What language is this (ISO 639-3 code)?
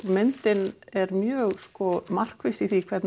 isl